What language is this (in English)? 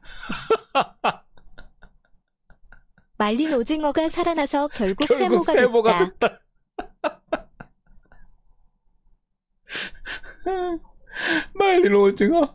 Korean